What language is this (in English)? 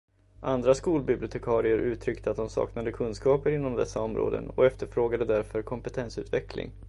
Swedish